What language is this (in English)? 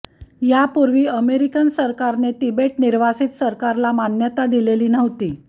Marathi